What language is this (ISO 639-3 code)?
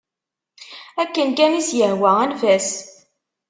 kab